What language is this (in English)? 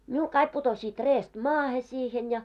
Finnish